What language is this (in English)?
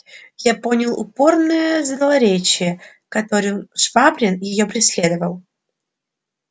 Russian